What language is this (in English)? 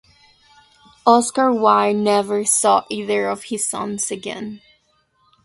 English